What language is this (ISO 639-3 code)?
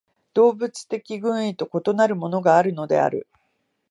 jpn